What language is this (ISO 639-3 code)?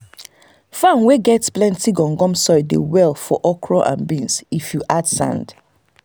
pcm